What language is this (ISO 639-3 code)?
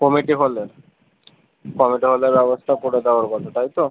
ben